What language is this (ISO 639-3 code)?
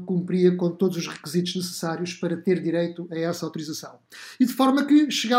por